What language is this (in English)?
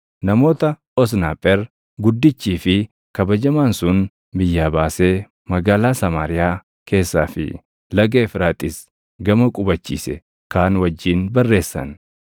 Oromo